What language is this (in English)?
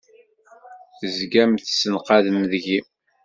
Kabyle